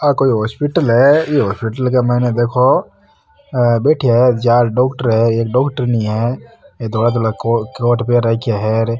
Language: Marwari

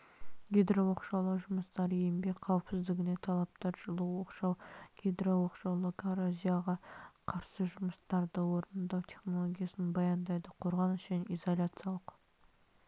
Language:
Kazakh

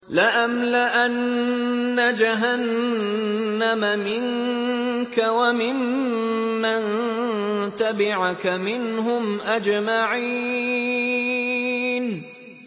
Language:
Arabic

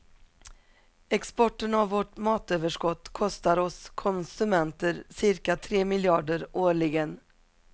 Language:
Swedish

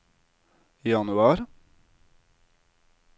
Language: Norwegian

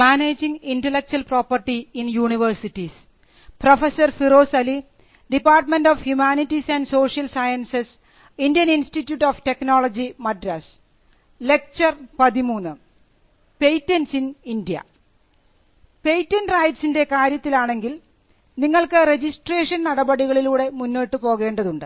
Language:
Malayalam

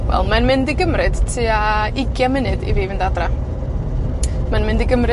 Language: Welsh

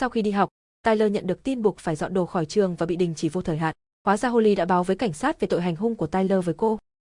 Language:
Vietnamese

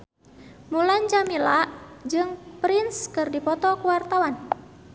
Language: Sundanese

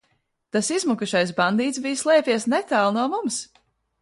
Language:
Latvian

